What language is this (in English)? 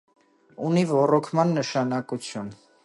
Armenian